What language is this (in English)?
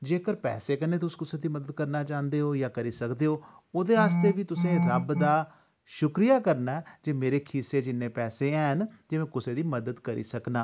Dogri